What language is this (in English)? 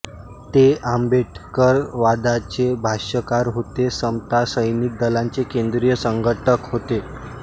Marathi